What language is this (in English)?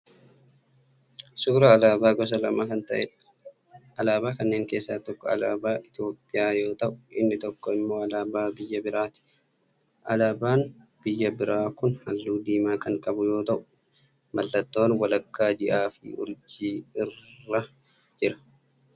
Oromo